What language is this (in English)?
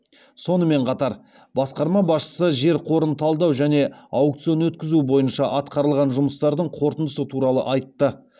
Kazakh